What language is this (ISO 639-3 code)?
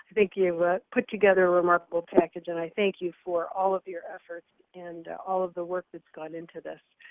eng